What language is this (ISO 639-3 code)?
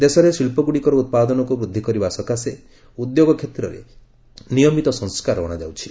ori